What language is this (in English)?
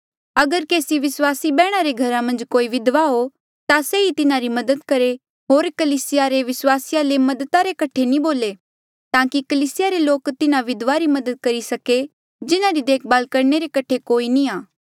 Mandeali